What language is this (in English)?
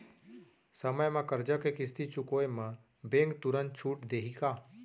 Chhattisgarhi